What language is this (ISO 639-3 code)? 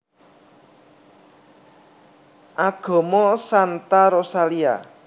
jav